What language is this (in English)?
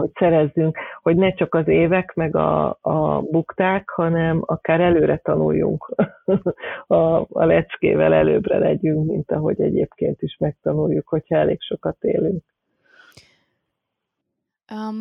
Hungarian